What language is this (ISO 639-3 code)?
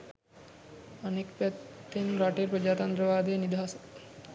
sin